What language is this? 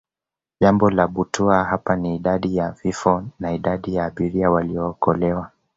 Swahili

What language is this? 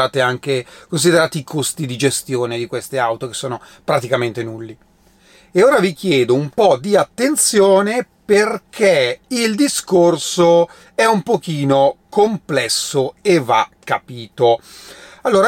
Italian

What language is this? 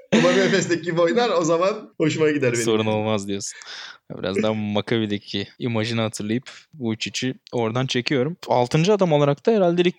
Turkish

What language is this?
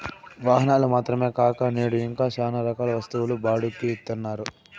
Telugu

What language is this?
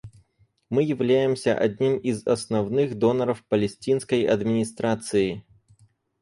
Russian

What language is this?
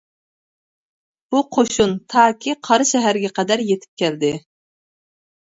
Uyghur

